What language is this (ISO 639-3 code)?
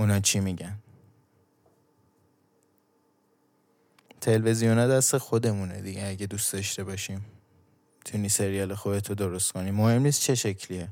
fas